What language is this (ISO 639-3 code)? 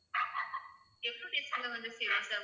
tam